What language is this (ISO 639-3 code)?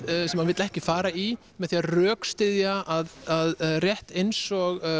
isl